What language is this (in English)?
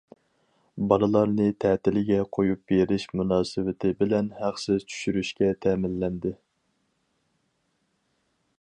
Uyghur